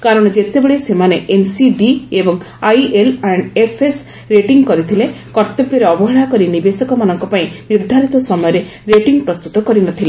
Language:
Odia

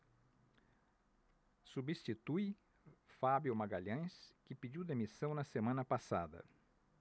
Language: Portuguese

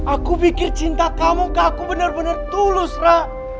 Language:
Indonesian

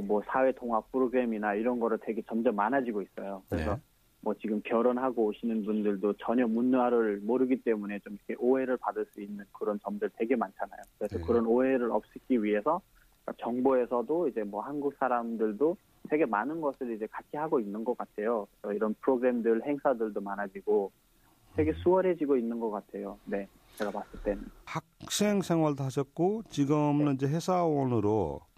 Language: Korean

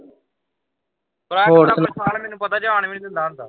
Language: Punjabi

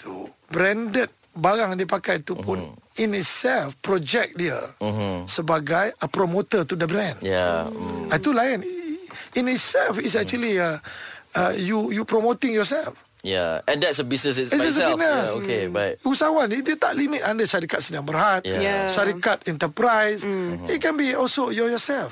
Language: Malay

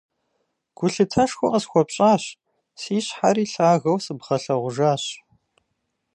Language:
Kabardian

